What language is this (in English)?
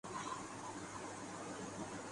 Urdu